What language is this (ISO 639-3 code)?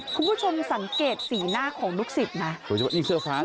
tha